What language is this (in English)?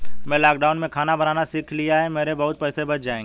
Hindi